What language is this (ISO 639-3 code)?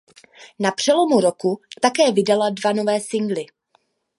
ces